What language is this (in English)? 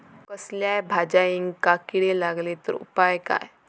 Marathi